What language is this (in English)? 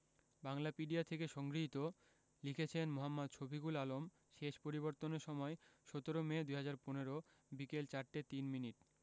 Bangla